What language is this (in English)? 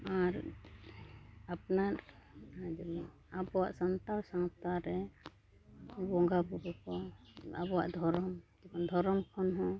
Santali